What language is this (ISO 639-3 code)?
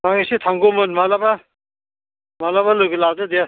brx